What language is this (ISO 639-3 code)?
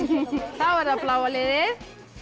isl